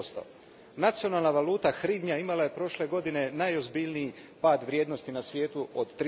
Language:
Croatian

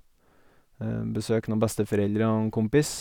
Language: Norwegian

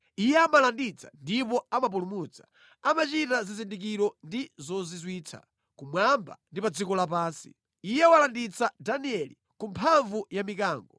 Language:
Nyanja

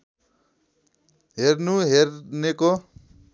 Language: Nepali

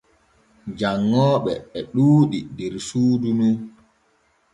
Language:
Borgu Fulfulde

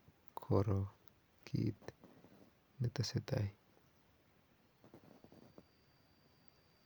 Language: Kalenjin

